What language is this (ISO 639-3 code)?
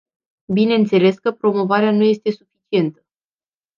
ron